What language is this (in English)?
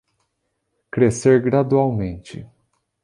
Portuguese